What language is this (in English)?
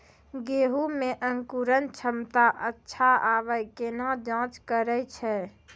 Maithili